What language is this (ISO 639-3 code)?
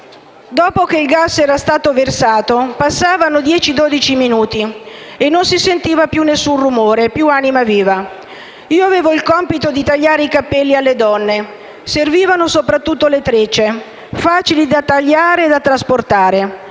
ita